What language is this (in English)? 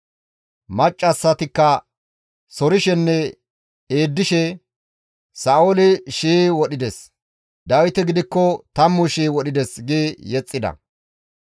Gamo